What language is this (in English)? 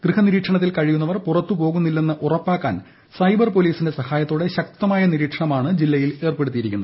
Malayalam